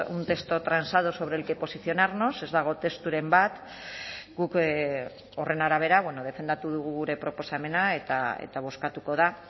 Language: Basque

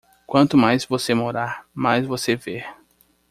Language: Portuguese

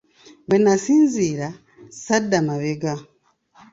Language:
Ganda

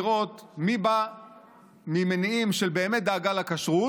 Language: Hebrew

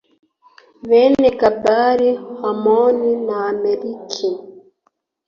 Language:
Kinyarwanda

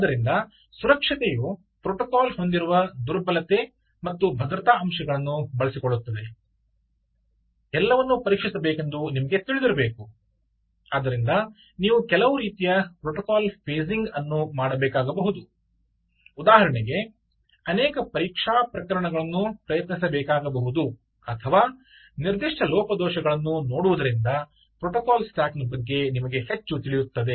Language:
Kannada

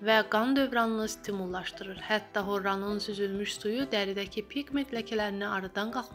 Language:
Turkish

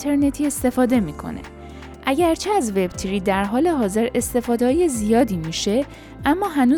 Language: Persian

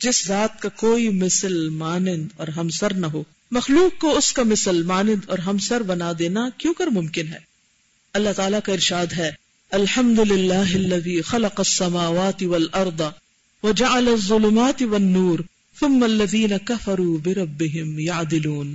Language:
Urdu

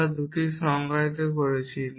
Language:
Bangla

